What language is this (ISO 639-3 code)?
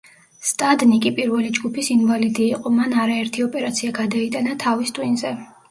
kat